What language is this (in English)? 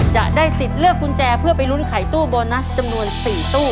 Thai